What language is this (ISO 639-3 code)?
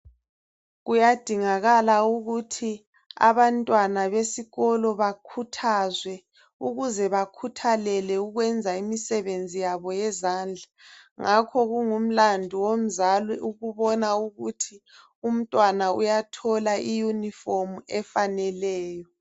nde